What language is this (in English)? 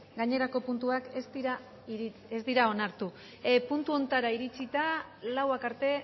Basque